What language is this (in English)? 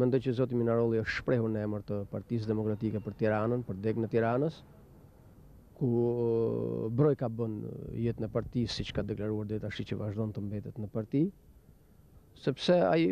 Russian